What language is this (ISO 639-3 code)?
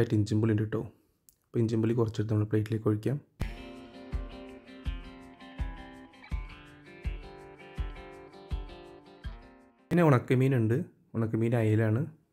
ron